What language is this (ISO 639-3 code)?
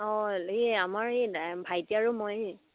asm